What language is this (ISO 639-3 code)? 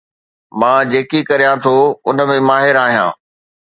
snd